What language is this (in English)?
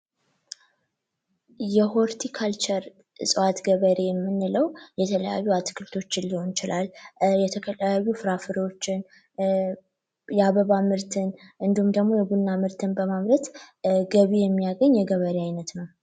Amharic